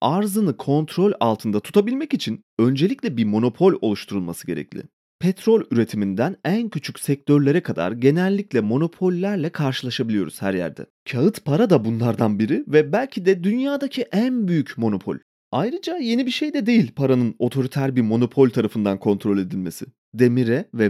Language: Turkish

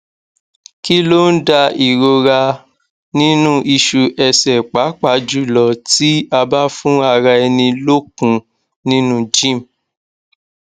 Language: Yoruba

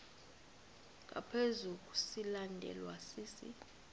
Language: Xhosa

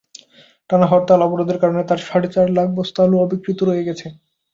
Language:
Bangla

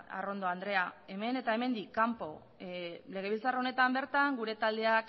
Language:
Basque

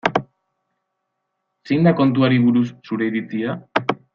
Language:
Basque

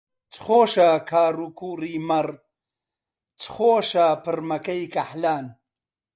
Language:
Central Kurdish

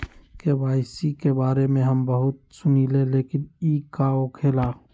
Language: Magahi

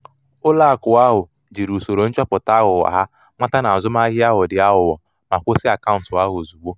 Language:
Igbo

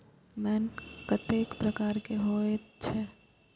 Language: Maithili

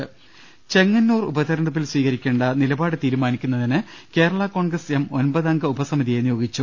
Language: Malayalam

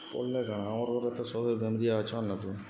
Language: Odia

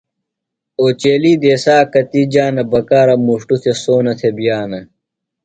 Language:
Phalura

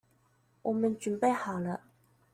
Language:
Chinese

